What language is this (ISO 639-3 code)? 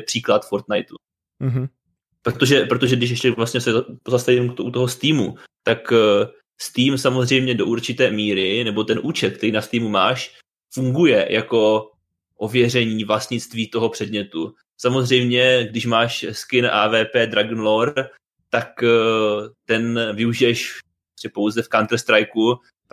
ces